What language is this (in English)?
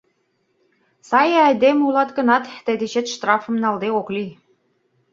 Mari